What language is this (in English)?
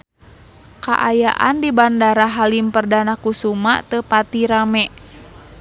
Sundanese